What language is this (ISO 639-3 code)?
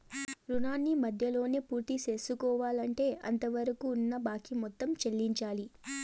tel